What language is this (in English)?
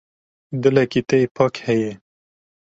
Kurdish